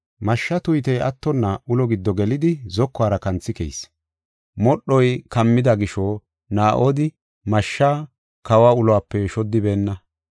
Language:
Gofa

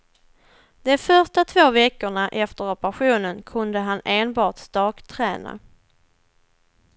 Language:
Swedish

